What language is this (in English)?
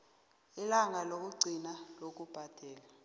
South Ndebele